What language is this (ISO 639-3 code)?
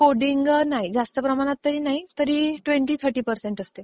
mar